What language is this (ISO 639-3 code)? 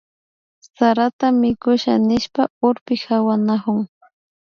qvi